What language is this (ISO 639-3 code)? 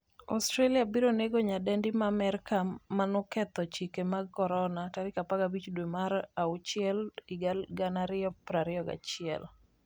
luo